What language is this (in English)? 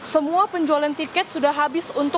Indonesian